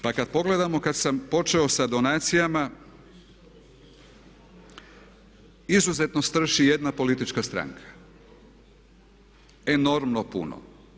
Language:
Croatian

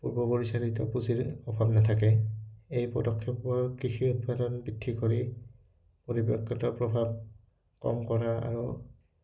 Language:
Assamese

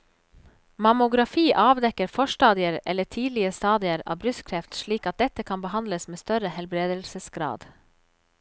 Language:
Norwegian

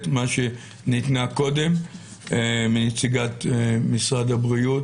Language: Hebrew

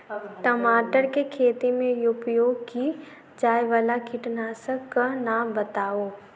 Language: Maithili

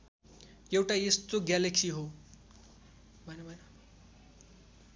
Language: Nepali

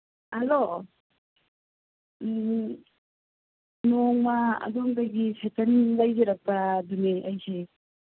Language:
Manipuri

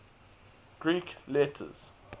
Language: English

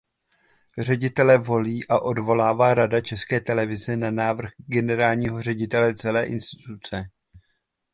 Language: Czech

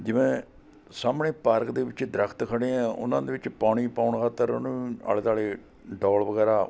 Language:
Punjabi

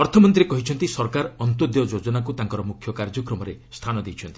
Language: Odia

